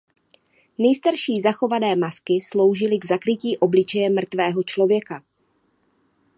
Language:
Czech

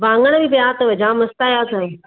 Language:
Sindhi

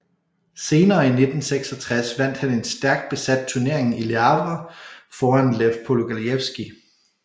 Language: Danish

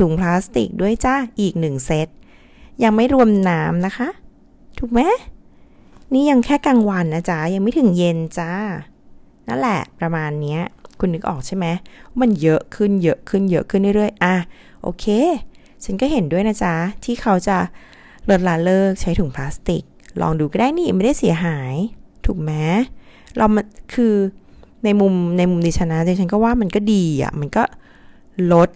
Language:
Thai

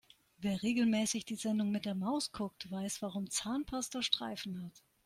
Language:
German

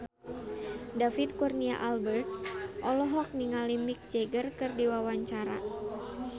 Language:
Sundanese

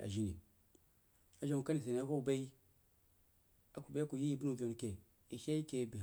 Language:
Jiba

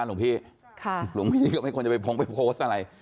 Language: Thai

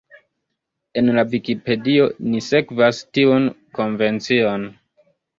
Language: Esperanto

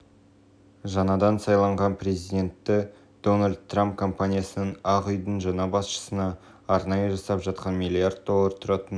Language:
Kazakh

